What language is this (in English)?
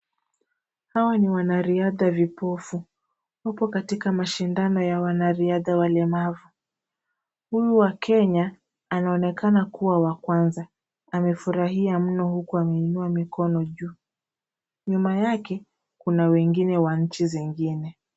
Swahili